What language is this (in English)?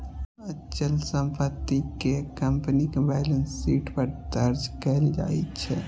Maithili